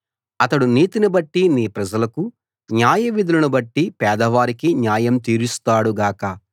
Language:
Telugu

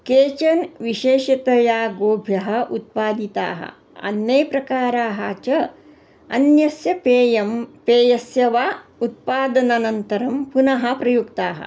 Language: Sanskrit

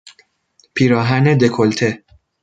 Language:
Persian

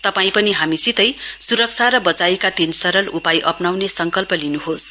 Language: Nepali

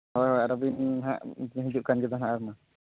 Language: Santali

